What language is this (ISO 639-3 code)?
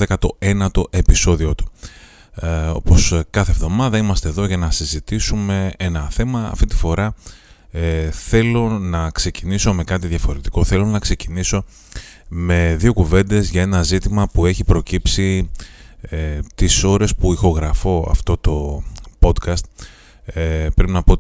ell